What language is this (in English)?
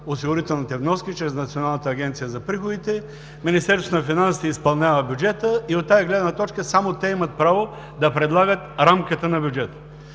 Bulgarian